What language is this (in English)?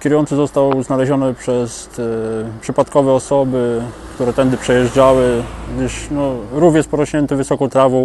Polish